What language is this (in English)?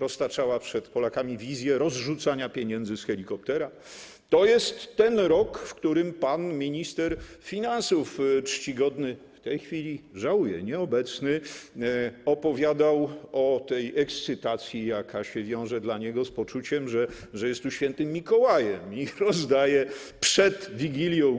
Polish